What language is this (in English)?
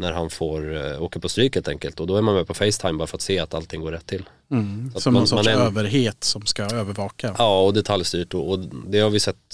Swedish